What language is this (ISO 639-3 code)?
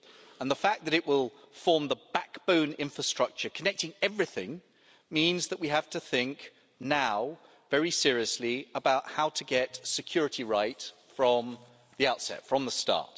eng